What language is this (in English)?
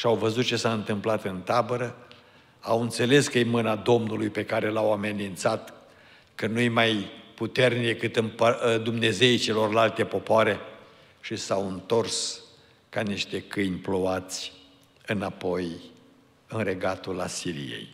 Romanian